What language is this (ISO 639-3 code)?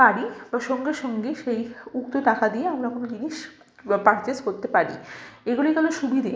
ben